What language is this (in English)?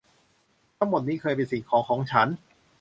Thai